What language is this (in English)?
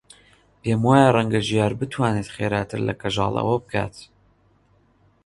Central Kurdish